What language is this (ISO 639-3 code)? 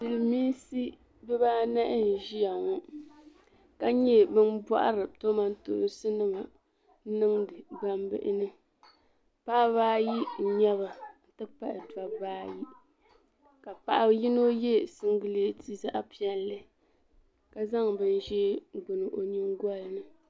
dag